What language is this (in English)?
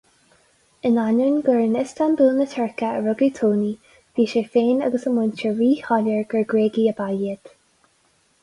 Irish